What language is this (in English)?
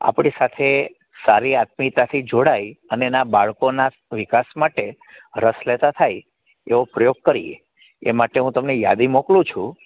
Gujarati